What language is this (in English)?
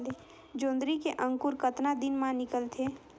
Chhattisgarhi